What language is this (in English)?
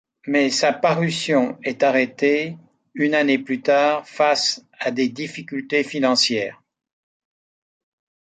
French